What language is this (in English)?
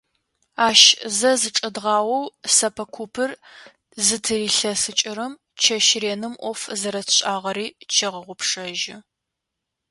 Adyghe